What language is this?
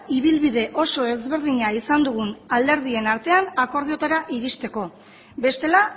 Basque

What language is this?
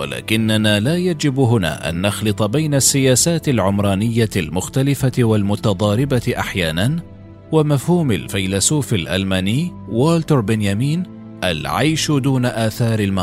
Arabic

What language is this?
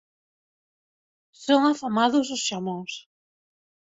Galician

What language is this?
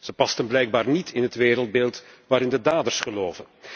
Dutch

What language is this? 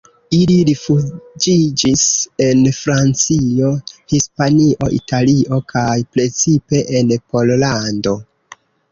Esperanto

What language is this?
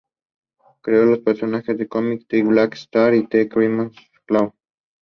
English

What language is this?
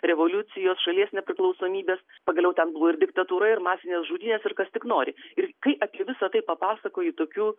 Lithuanian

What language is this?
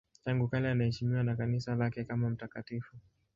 Swahili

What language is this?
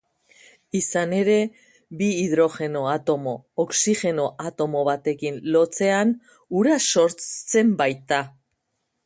Basque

